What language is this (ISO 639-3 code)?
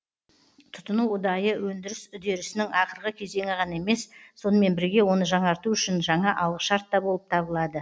kaz